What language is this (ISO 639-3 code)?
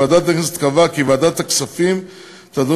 heb